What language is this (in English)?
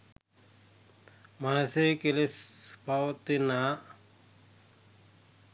Sinhala